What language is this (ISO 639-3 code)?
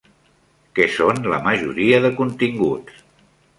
cat